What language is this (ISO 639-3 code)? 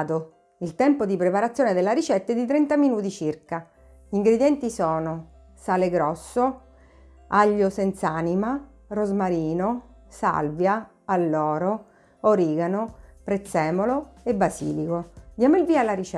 ita